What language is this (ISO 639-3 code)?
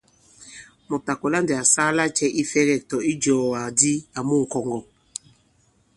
abb